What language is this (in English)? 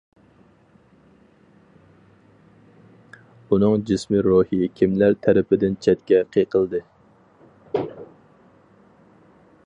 Uyghur